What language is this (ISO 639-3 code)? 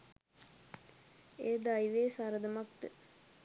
sin